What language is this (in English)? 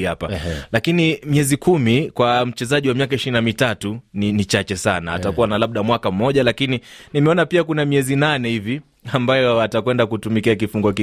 Swahili